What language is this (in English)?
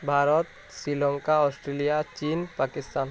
Odia